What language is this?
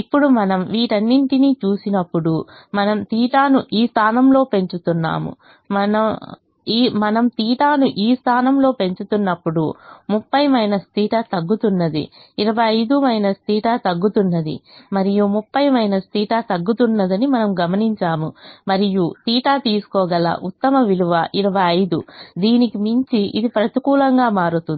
Telugu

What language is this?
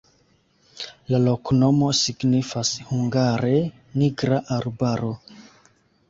Esperanto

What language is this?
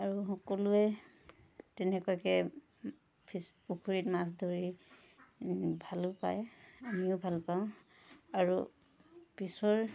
Assamese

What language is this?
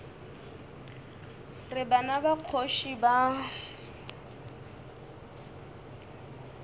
Northern Sotho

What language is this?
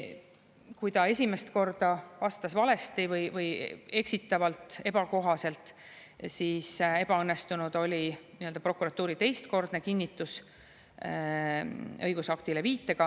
Estonian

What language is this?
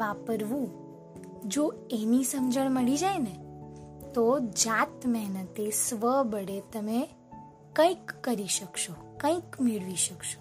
Gujarati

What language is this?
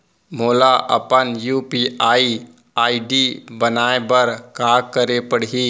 Chhattisgarhi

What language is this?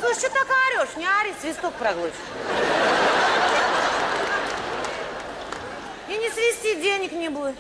Russian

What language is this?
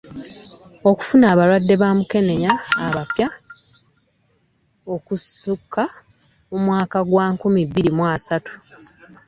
Ganda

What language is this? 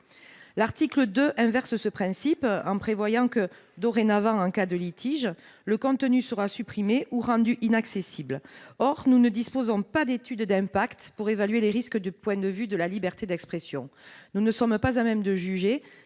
French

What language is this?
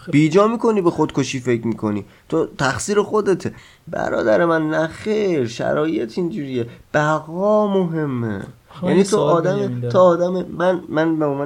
Persian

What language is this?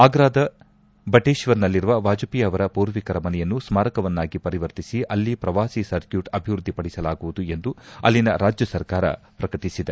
Kannada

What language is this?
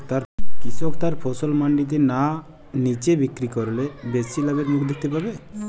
Bangla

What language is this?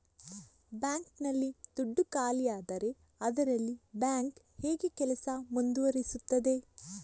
Kannada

